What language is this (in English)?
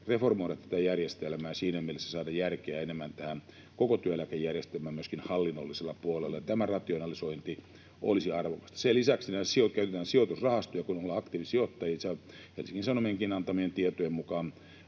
Finnish